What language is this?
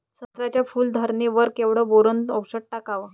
Marathi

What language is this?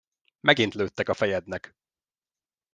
Hungarian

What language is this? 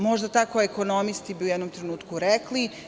Serbian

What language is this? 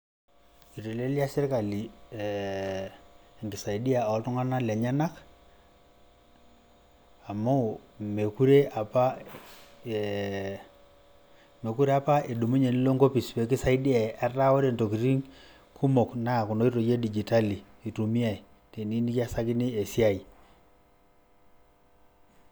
Masai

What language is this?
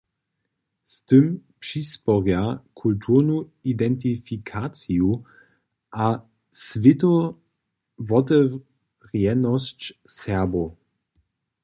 Upper Sorbian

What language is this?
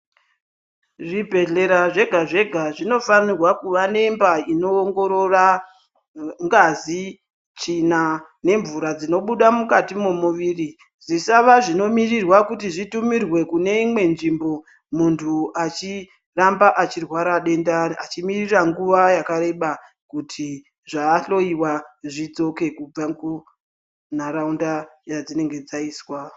Ndau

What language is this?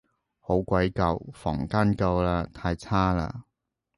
Cantonese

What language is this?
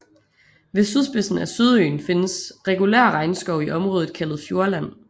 Danish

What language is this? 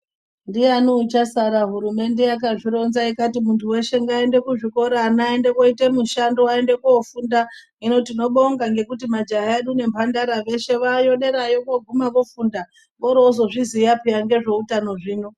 Ndau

